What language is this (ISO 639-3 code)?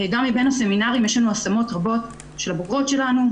heb